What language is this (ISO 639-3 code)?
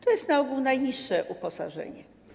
pol